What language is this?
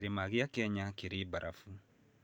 Kikuyu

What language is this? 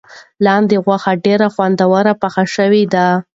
Pashto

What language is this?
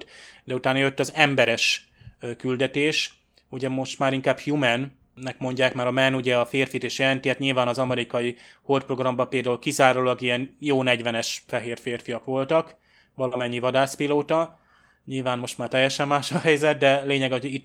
Hungarian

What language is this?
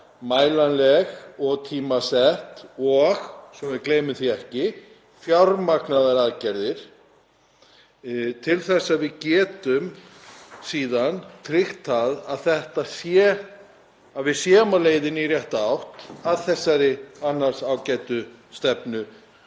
Icelandic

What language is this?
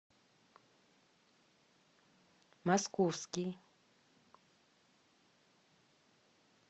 Russian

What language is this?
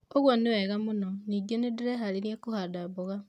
Kikuyu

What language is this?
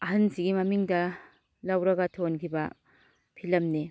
Manipuri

